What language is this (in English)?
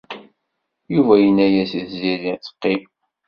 Kabyle